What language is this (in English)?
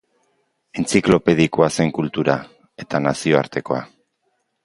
Basque